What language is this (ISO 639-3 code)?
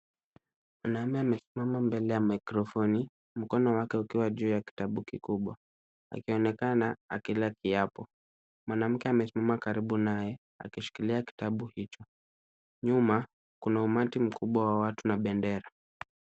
swa